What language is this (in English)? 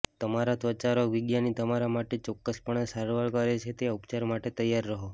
Gujarati